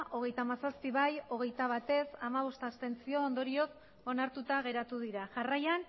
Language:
Basque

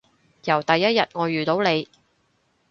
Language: Cantonese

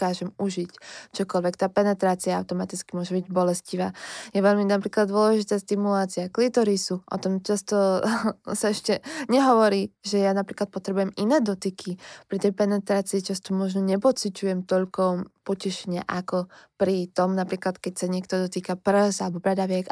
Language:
Slovak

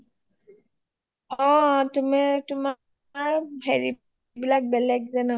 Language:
Assamese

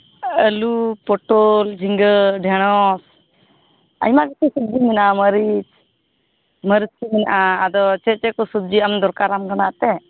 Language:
Santali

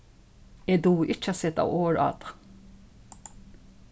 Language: Faroese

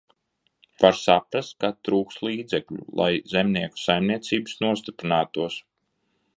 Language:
Latvian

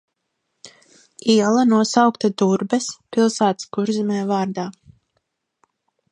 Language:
Latvian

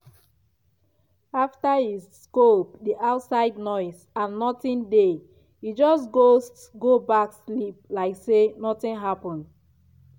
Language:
Nigerian Pidgin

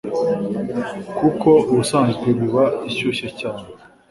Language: Kinyarwanda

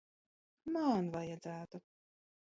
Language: Latvian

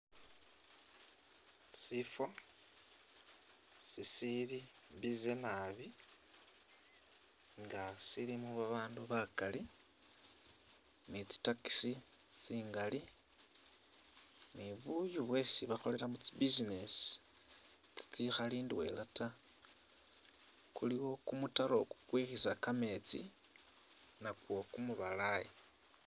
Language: Masaaba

